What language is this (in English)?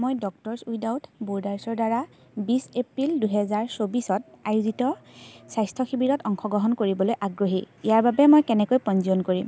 Assamese